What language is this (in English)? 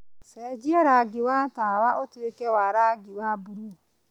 Kikuyu